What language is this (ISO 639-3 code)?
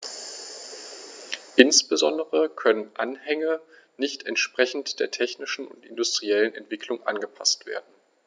deu